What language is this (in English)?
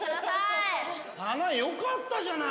Japanese